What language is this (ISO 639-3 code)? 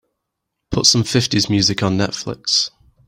eng